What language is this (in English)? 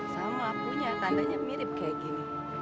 Indonesian